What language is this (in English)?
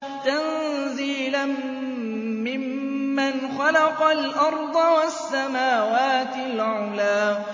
Arabic